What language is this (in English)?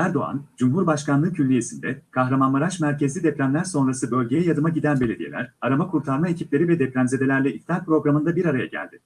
Turkish